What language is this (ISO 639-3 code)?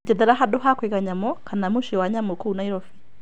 kik